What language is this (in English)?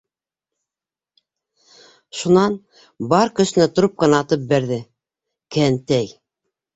Bashkir